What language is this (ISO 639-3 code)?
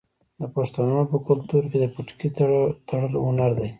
pus